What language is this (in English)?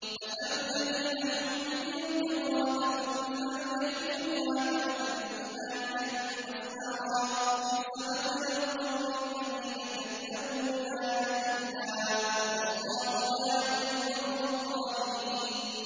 Arabic